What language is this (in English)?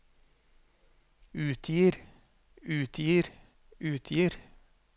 Norwegian